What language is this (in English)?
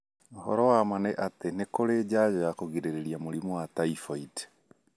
Kikuyu